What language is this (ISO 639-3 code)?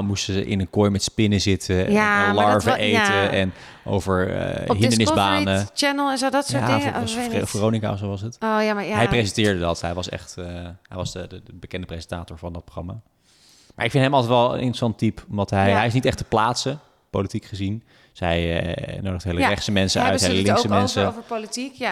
nld